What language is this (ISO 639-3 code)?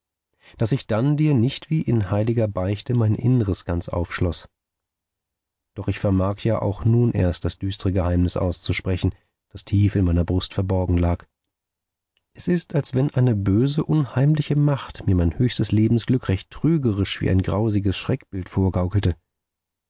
deu